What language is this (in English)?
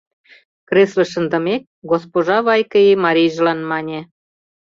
Mari